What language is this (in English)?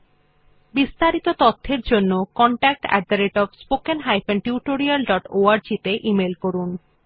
Bangla